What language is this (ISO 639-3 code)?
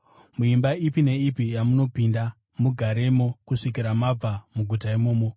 sna